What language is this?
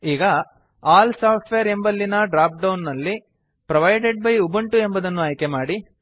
Kannada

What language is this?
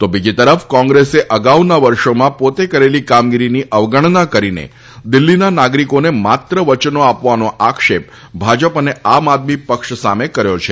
Gujarati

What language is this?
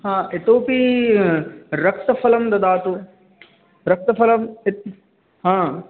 Sanskrit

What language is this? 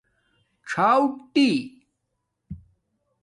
Domaaki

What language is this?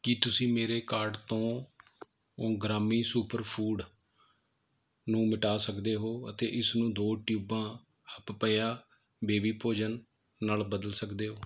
Punjabi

